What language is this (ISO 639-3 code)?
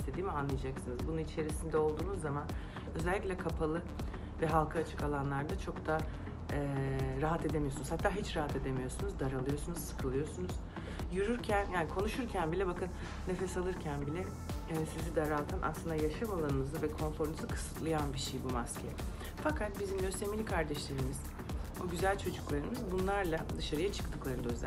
tur